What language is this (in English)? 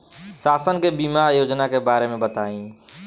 Bhojpuri